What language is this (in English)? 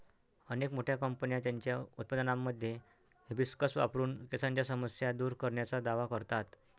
Marathi